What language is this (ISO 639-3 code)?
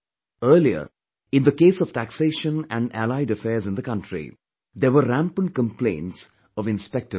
eng